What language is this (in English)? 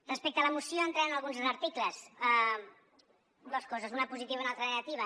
Catalan